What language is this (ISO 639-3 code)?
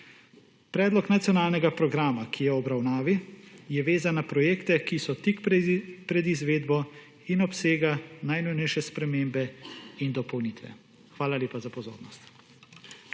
slv